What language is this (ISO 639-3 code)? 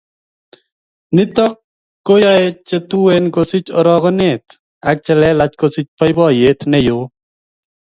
kln